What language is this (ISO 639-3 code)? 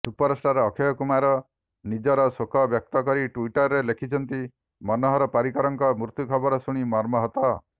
ori